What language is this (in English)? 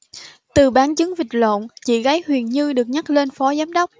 Vietnamese